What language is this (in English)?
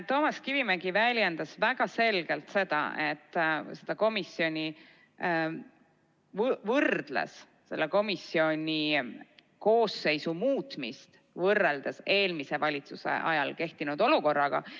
Estonian